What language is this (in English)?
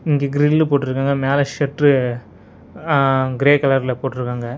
Tamil